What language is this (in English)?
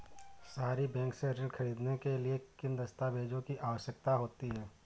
Hindi